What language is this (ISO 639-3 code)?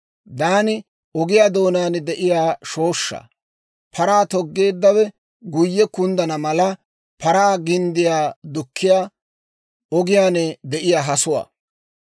dwr